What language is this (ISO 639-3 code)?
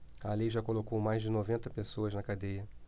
por